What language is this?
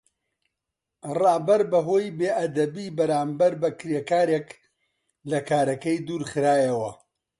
Central Kurdish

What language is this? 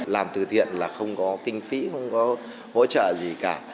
Vietnamese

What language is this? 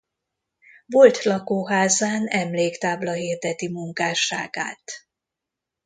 Hungarian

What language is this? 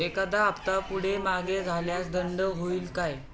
Marathi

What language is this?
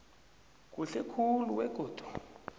South Ndebele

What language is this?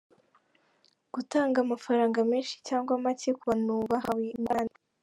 Kinyarwanda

